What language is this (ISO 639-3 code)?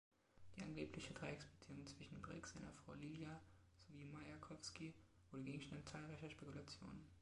deu